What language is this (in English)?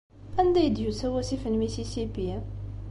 Kabyle